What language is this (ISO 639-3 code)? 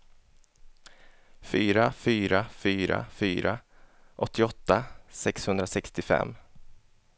swe